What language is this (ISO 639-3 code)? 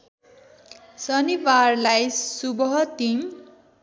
nep